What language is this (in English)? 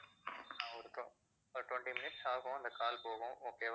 Tamil